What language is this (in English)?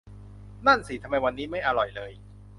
Thai